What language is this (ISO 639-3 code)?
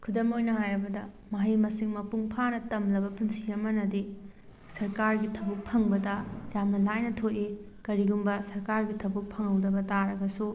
mni